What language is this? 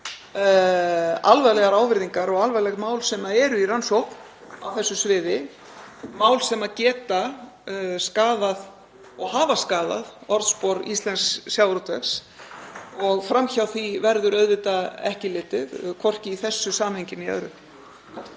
Icelandic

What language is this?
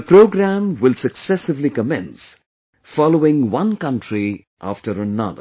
English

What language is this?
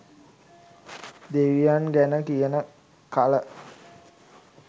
Sinhala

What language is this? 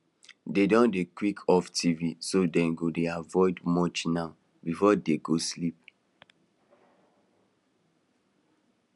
Nigerian Pidgin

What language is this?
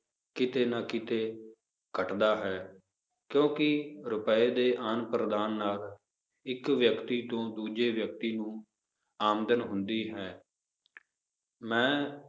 Punjabi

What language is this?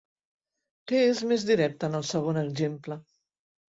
Catalan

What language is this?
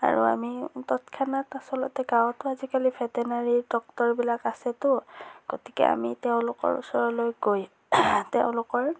Assamese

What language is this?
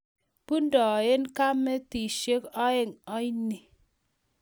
Kalenjin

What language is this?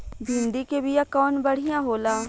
Bhojpuri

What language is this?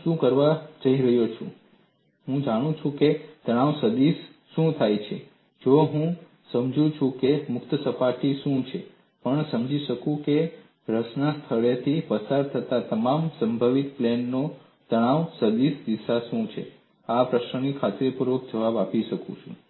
Gujarati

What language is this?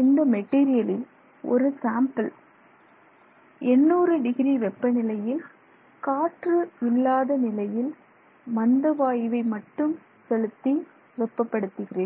Tamil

